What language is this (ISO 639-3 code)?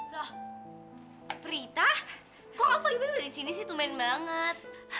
ind